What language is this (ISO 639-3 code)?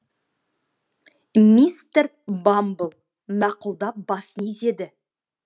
kaz